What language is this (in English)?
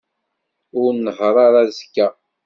Kabyle